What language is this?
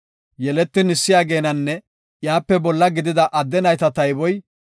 Gofa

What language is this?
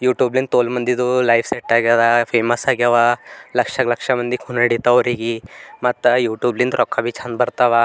Kannada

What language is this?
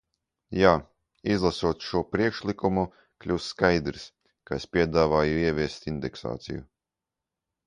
Latvian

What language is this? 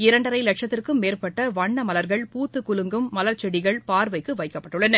Tamil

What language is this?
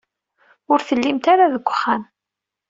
Kabyle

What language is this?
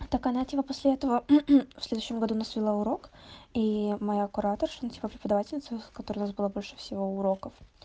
Russian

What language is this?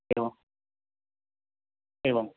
Sanskrit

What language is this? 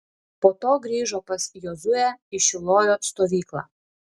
Lithuanian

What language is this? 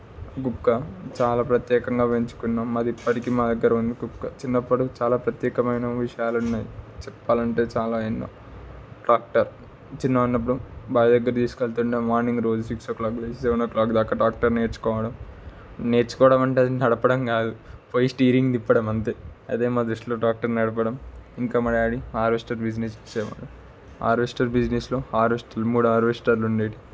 Telugu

